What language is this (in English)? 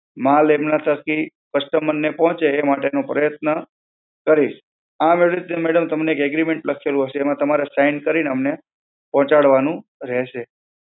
Gujarati